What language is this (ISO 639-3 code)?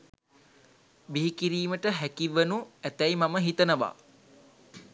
sin